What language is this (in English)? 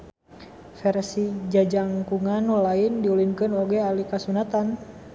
Sundanese